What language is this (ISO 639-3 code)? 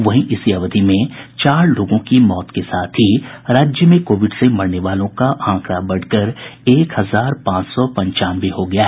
hin